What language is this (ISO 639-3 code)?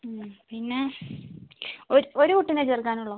mal